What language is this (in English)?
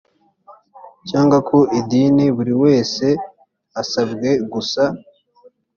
Kinyarwanda